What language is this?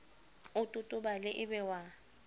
Southern Sotho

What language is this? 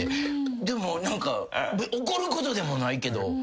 Japanese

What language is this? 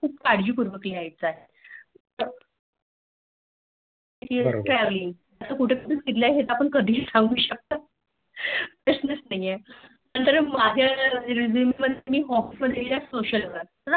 Marathi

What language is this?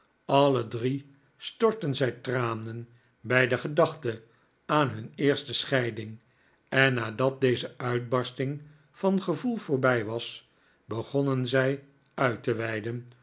Dutch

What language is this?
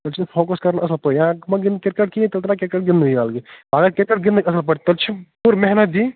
Kashmiri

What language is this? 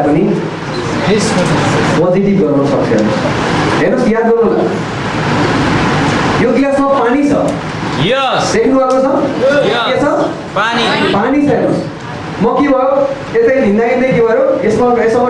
Indonesian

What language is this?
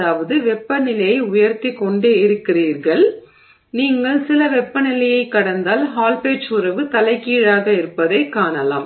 Tamil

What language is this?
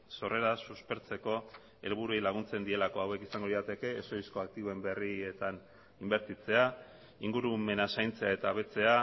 Basque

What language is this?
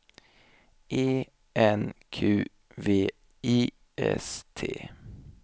Swedish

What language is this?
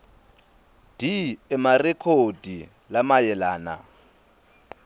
Swati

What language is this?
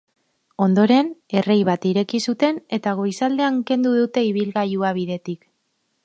Basque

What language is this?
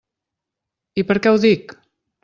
Catalan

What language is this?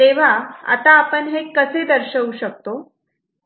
Marathi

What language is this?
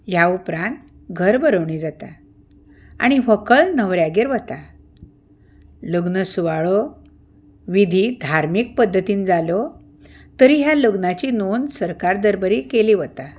Konkani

